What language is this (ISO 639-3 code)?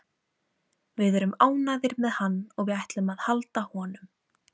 isl